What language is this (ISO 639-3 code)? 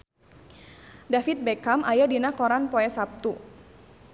sun